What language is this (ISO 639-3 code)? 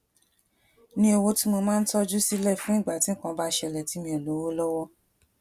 yor